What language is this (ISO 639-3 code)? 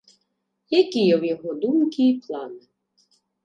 bel